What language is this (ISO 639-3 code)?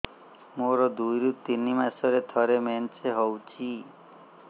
ori